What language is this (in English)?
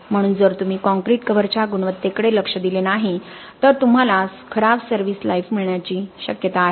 Marathi